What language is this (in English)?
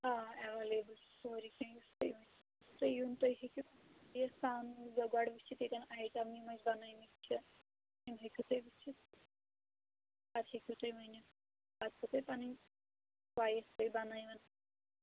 Kashmiri